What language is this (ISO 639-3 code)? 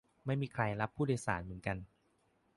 tha